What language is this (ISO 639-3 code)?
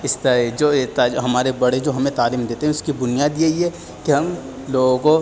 urd